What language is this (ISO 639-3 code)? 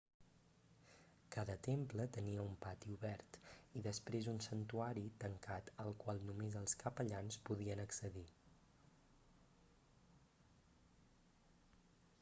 cat